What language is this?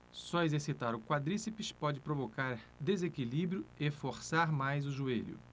Portuguese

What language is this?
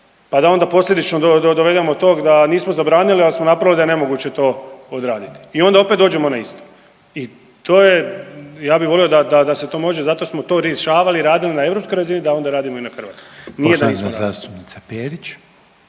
Croatian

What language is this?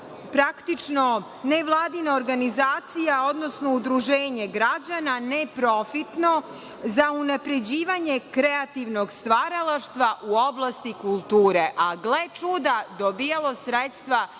Serbian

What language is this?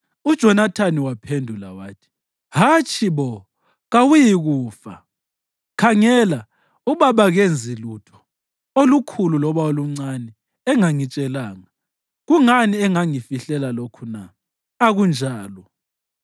North Ndebele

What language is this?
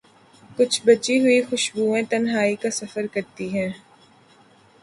Urdu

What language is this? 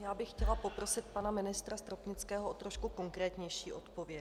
Czech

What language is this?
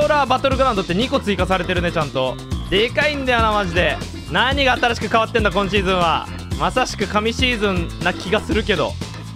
Japanese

